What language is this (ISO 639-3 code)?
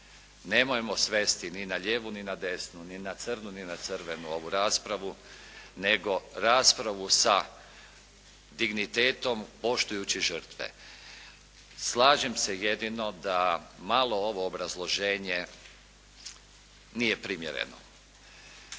hrv